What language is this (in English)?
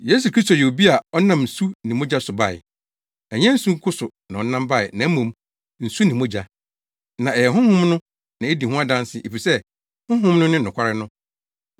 Akan